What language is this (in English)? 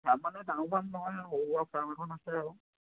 Assamese